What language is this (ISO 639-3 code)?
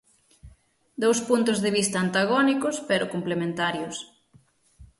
glg